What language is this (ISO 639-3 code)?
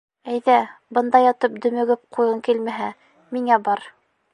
bak